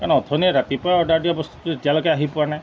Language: Assamese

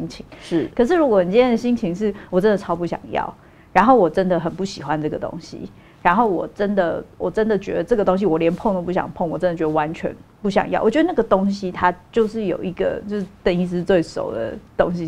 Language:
Chinese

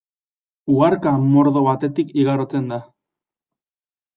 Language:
Basque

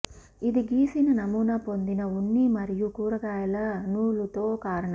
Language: Telugu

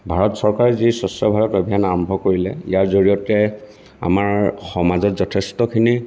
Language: Assamese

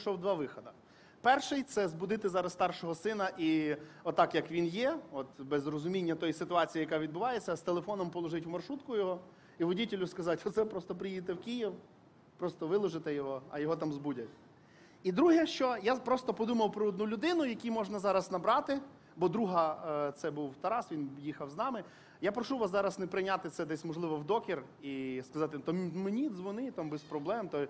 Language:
Ukrainian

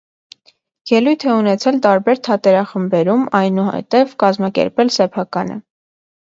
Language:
Armenian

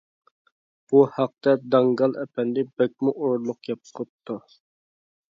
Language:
Uyghur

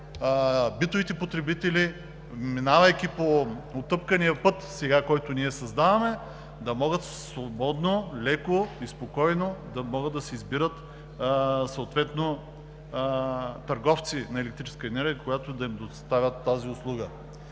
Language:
Bulgarian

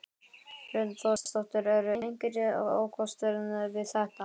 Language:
Icelandic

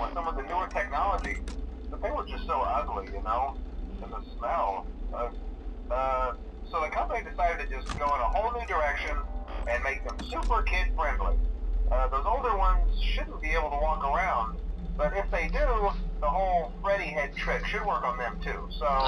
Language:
Portuguese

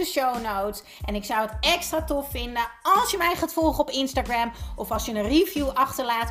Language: Dutch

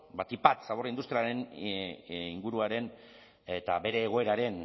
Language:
Basque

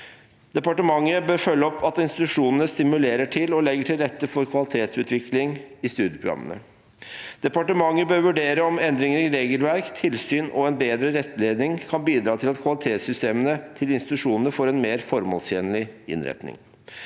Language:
Norwegian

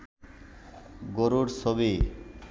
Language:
Bangla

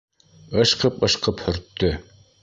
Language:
Bashkir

